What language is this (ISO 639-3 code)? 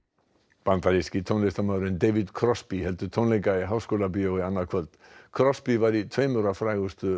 isl